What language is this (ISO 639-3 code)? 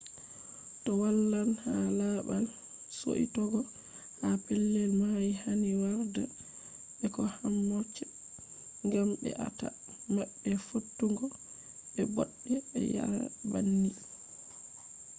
ful